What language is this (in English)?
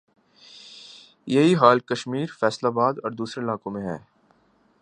Urdu